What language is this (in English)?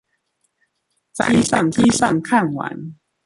Chinese